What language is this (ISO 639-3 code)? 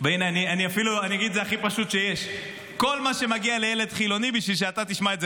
heb